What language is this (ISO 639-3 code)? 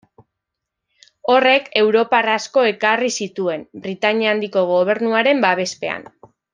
eus